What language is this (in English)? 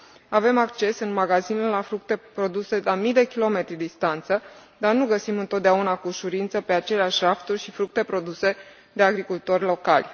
Romanian